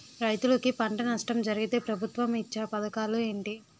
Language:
Telugu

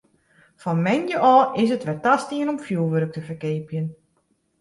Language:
Western Frisian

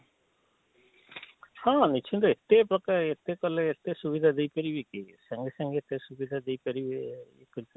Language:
Odia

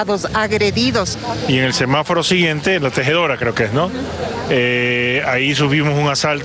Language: Spanish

